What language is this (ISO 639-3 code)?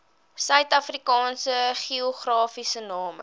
afr